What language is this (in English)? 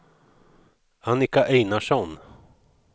Swedish